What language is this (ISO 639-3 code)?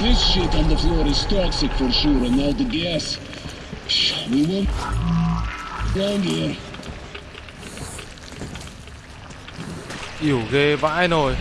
vie